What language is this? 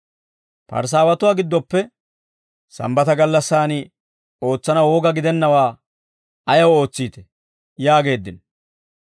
Dawro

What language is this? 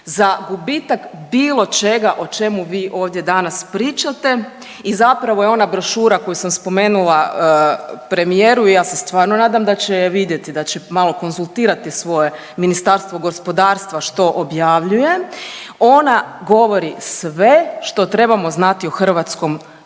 Croatian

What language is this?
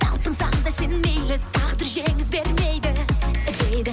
Kazakh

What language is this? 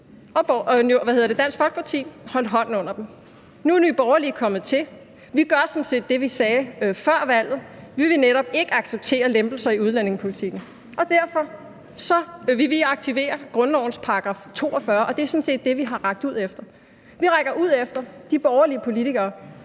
Danish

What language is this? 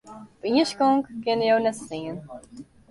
Western Frisian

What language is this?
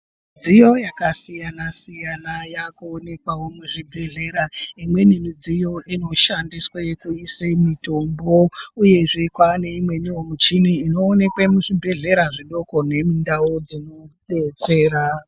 Ndau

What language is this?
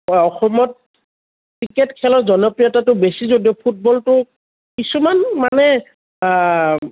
Assamese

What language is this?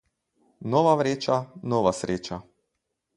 Slovenian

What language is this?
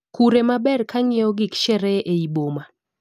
Luo (Kenya and Tanzania)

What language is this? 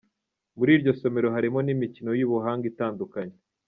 Kinyarwanda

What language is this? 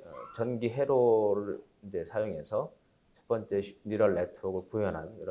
Korean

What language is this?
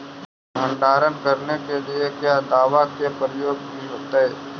Magahi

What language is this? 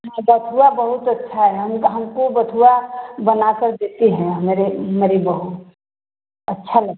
Hindi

